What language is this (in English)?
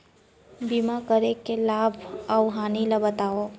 Chhattisgarhi